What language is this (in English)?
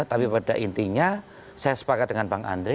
Indonesian